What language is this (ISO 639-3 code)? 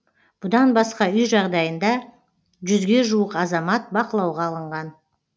kaz